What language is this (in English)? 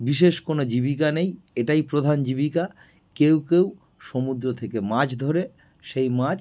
Bangla